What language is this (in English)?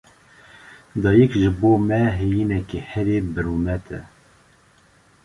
Kurdish